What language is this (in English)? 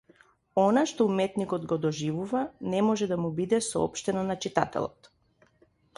Macedonian